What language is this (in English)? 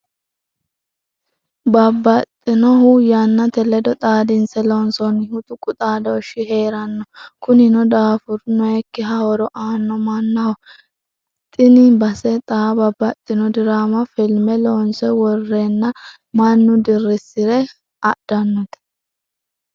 Sidamo